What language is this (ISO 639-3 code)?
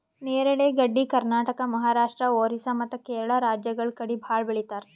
kan